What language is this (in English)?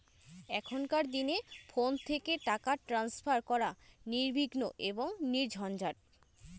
Bangla